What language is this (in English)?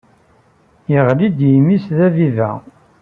Kabyle